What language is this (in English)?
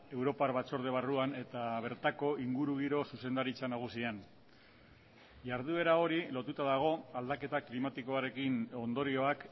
Basque